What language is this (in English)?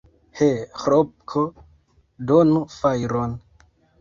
Esperanto